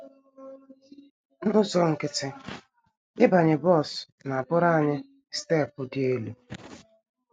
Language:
Igbo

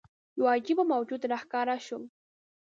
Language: Pashto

